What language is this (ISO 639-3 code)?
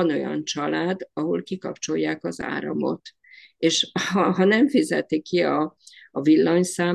hun